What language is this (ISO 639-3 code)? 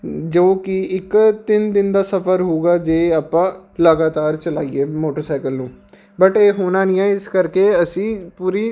pan